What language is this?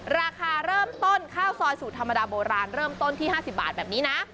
Thai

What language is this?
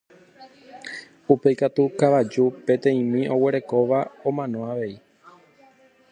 Guarani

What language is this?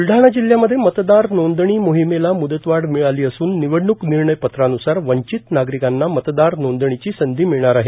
Marathi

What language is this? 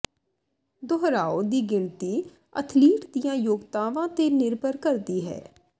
Punjabi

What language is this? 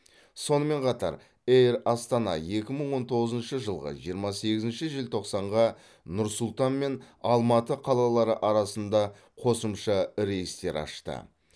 Kazakh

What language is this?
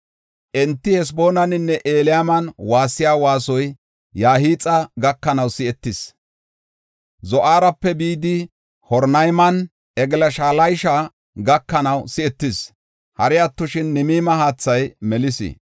Gofa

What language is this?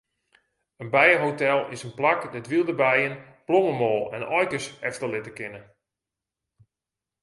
Western Frisian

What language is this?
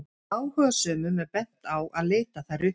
Icelandic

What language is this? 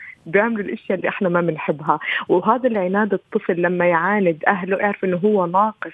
Arabic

